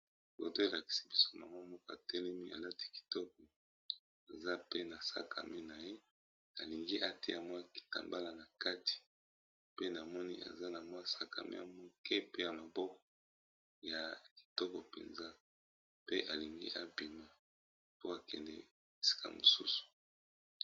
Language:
Lingala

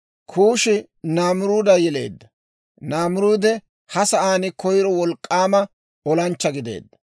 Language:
Dawro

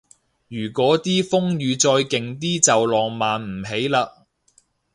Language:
Cantonese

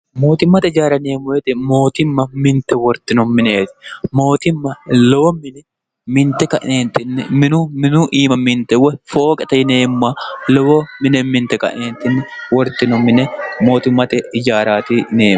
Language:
Sidamo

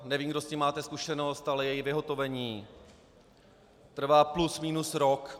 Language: Czech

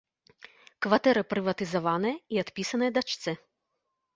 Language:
Belarusian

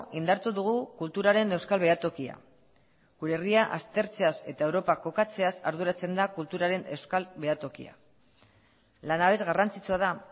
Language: Basque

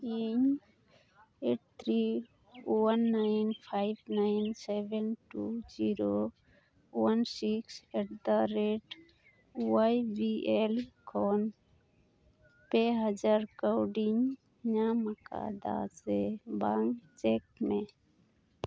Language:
Santali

